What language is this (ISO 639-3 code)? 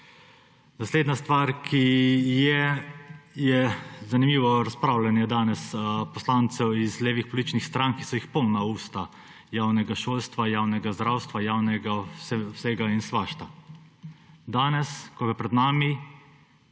slv